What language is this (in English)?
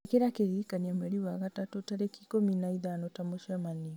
Kikuyu